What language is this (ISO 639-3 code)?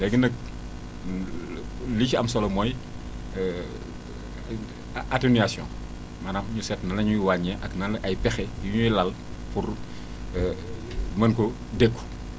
wol